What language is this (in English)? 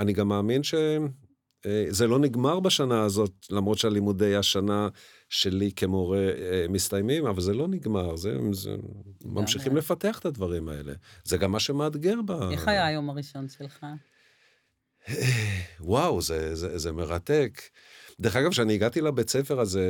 Hebrew